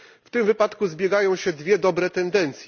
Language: Polish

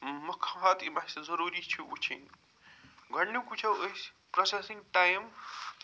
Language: Kashmiri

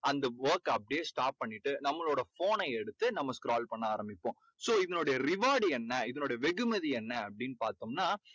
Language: Tamil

